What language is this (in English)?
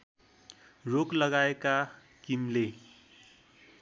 Nepali